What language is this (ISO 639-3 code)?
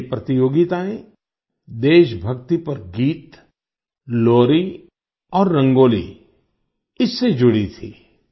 hin